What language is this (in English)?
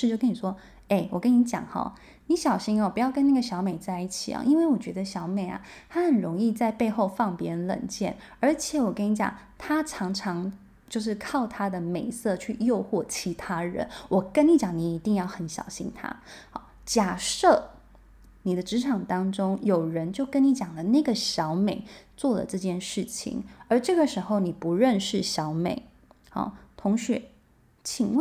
Chinese